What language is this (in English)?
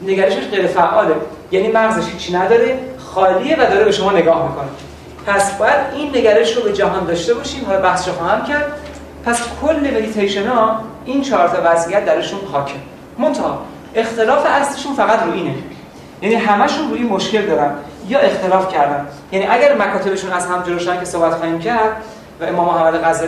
Persian